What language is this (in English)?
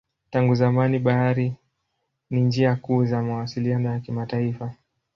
Swahili